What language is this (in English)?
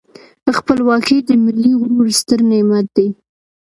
Pashto